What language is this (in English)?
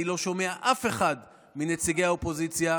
Hebrew